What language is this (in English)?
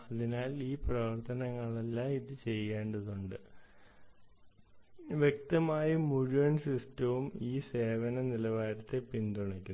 Malayalam